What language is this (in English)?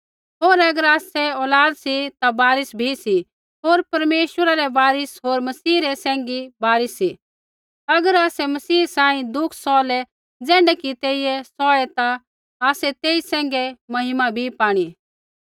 Kullu Pahari